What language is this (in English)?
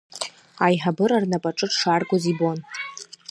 Abkhazian